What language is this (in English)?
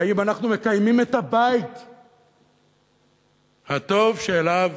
Hebrew